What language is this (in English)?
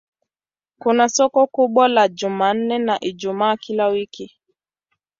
Swahili